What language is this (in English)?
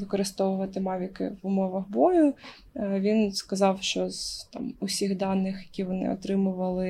Ukrainian